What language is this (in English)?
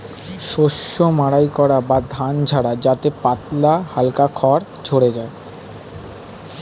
Bangla